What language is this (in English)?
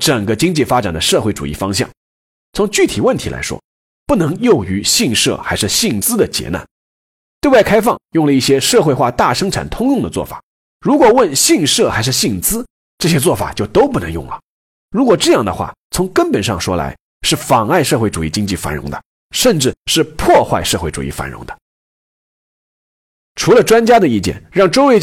Chinese